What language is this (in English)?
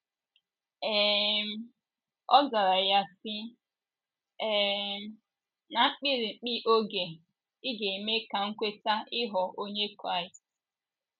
Igbo